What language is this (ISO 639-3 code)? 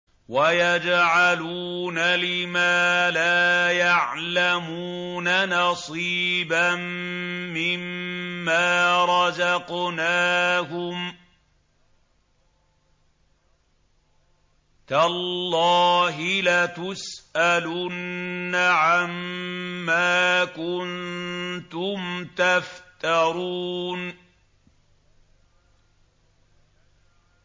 ara